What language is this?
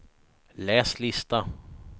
Swedish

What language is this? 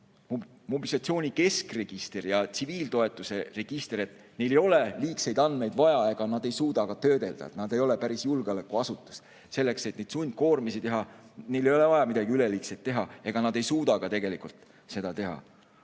Estonian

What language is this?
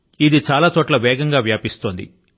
Telugu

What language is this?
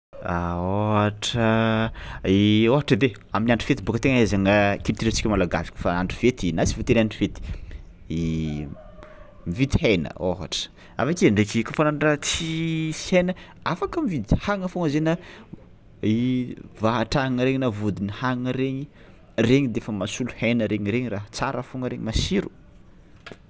Tsimihety Malagasy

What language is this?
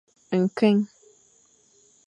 Fang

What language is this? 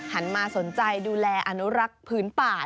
Thai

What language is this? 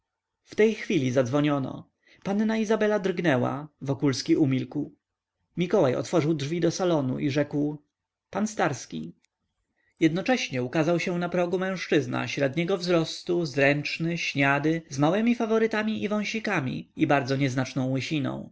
Polish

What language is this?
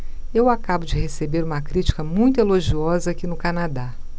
Portuguese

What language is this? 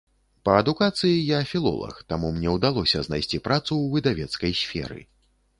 Belarusian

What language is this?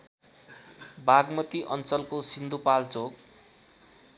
Nepali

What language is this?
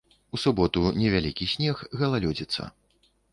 Belarusian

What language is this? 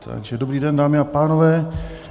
Czech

